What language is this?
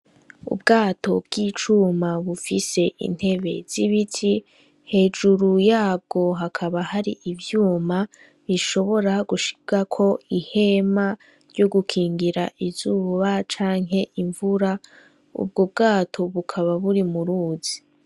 Rundi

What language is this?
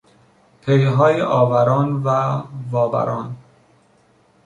Persian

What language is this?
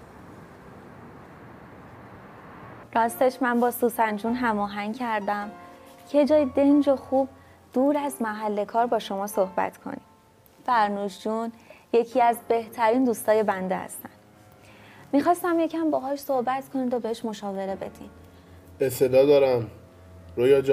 Persian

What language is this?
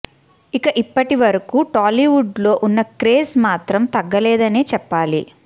Telugu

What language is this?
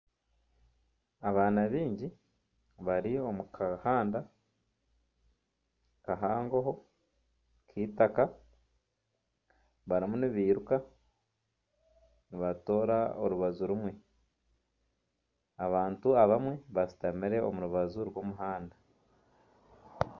Nyankole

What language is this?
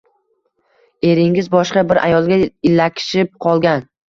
Uzbek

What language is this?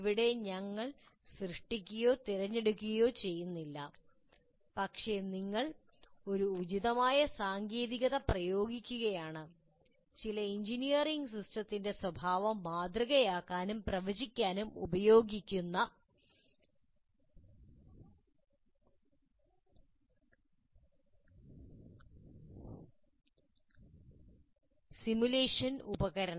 Malayalam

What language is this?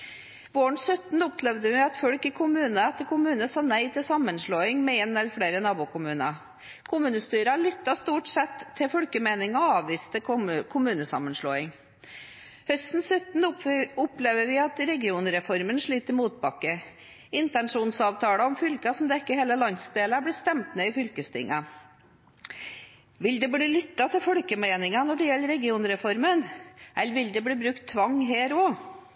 Norwegian Bokmål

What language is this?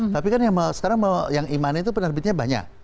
Indonesian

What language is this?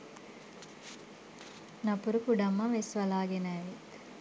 Sinhala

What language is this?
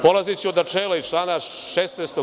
Serbian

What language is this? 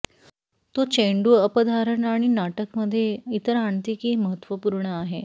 Marathi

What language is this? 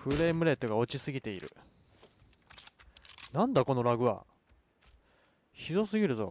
Japanese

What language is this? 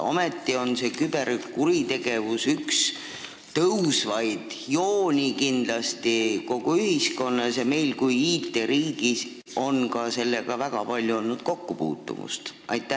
Estonian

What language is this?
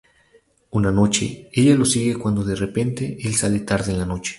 Spanish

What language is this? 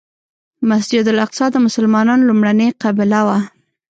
Pashto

